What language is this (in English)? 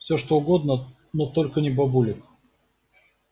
Russian